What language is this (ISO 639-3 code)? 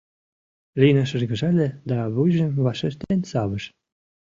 chm